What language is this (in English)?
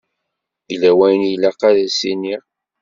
Kabyle